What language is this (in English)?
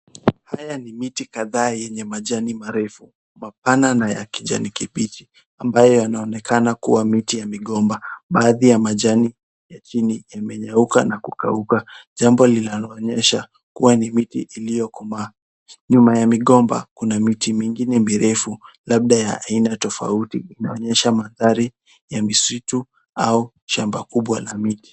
Swahili